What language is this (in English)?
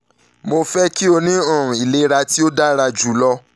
Yoruba